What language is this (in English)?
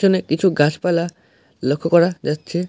Bangla